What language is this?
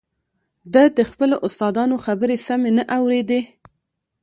Pashto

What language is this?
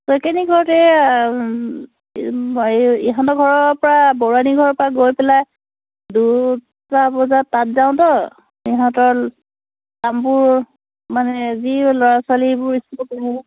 Assamese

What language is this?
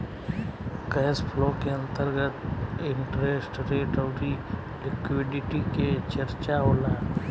Bhojpuri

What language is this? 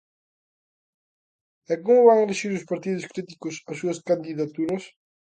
Galician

